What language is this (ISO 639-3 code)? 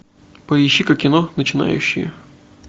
rus